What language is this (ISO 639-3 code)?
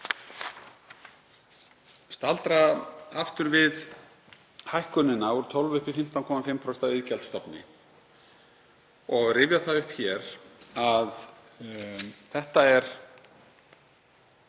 isl